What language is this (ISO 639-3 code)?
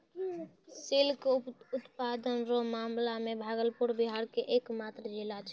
mai